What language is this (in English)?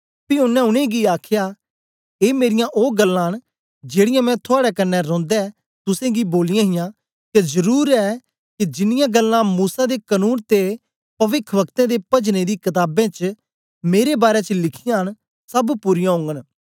Dogri